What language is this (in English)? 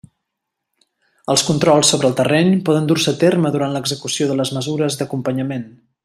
Catalan